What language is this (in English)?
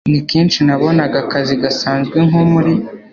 Kinyarwanda